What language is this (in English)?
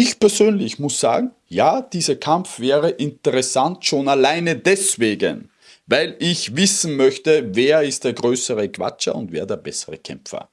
German